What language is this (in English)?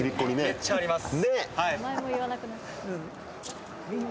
Japanese